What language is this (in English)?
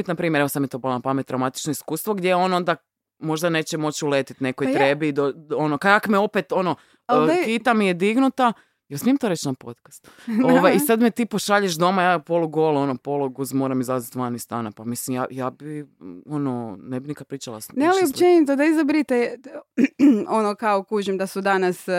Croatian